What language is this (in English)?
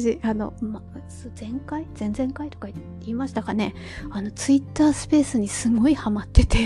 Japanese